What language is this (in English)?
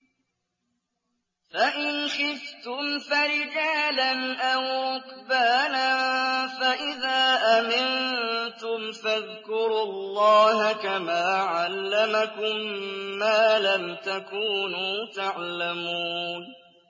Arabic